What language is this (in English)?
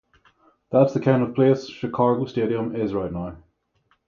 English